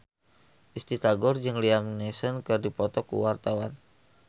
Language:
Sundanese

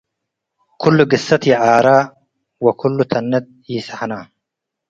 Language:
Tigre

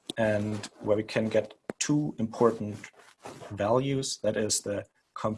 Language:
English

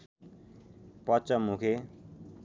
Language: Nepali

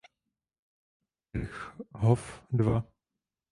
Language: Czech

